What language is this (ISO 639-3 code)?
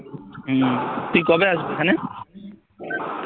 ben